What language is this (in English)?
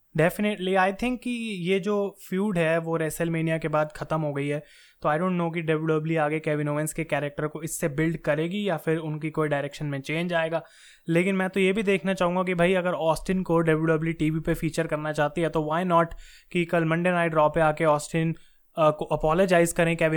Hindi